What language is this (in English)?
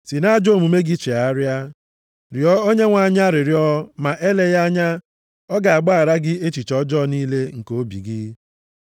Igbo